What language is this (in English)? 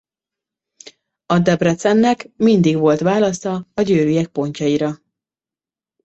Hungarian